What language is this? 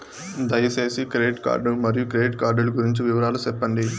Telugu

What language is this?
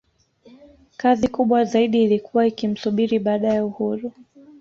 Swahili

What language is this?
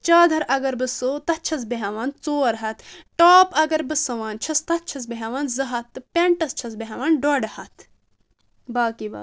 Kashmiri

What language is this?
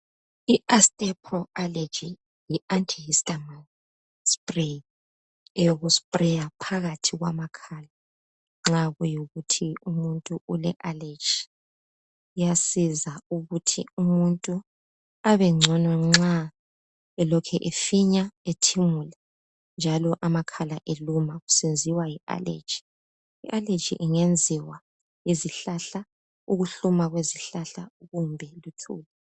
North Ndebele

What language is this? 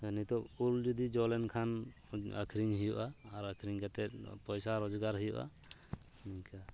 Santali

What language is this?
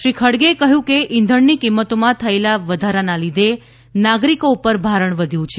Gujarati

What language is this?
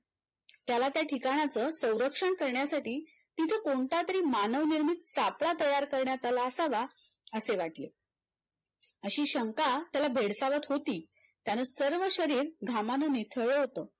Marathi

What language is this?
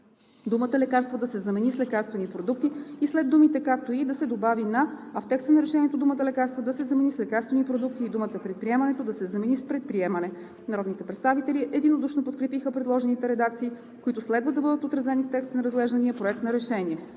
Bulgarian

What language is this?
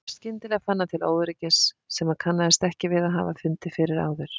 Icelandic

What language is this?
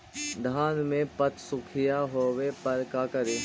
Magahi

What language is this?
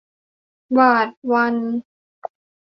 Thai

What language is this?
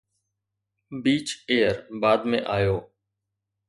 Sindhi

